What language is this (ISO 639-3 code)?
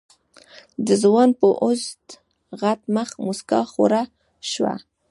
pus